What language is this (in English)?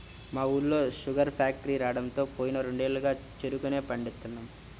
Telugu